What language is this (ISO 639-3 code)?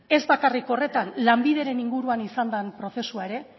eus